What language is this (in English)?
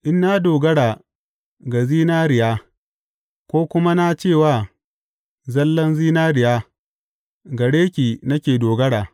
Hausa